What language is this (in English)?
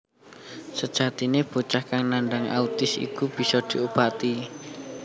Javanese